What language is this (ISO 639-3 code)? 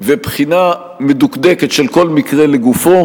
heb